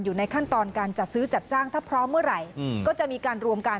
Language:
Thai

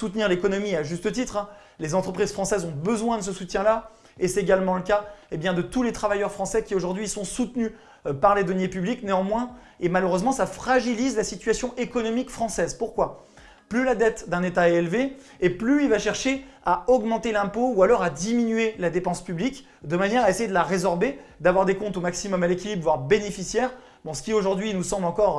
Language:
French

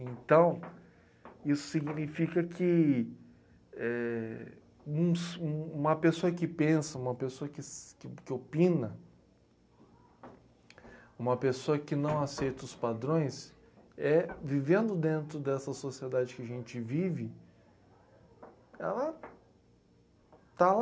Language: Portuguese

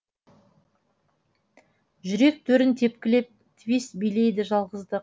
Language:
Kazakh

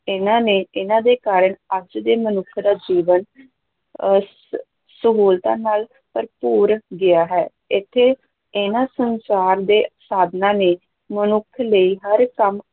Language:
Punjabi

